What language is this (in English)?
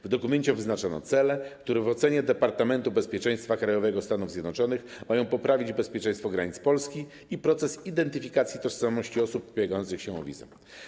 Polish